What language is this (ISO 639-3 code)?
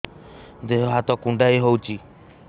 ori